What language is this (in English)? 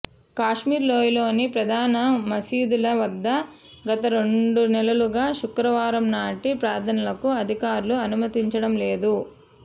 Telugu